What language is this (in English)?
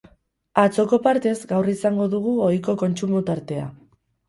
Basque